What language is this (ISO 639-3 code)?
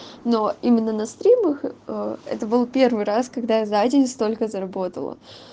rus